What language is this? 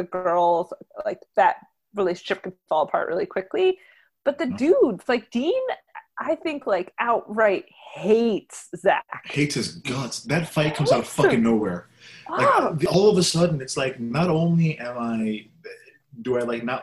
English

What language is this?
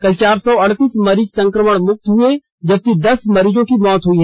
Hindi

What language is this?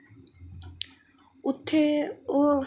Dogri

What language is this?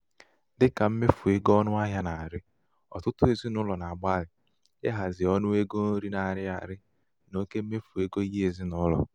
Igbo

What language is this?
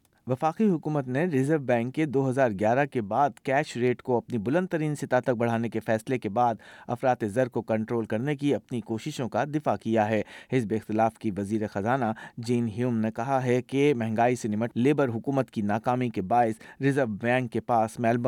Urdu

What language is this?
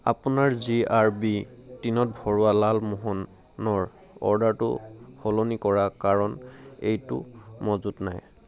Assamese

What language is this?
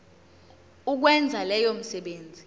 Zulu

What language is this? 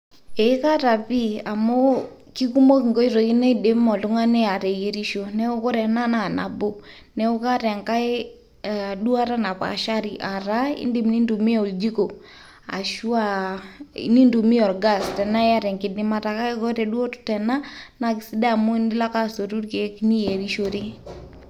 Masai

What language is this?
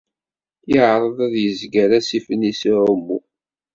Kabyle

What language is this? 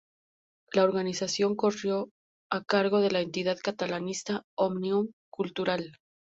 Spanish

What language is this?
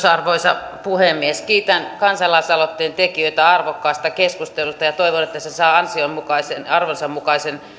Finnish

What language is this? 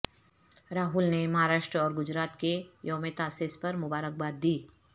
Urdu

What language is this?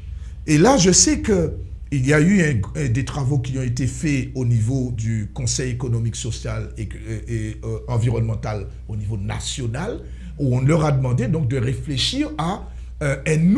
French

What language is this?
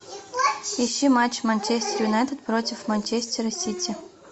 Russian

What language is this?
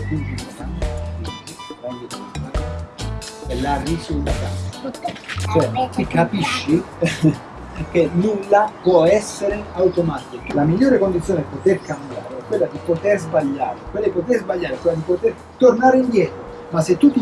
Italian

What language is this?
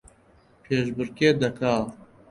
Central Kurdish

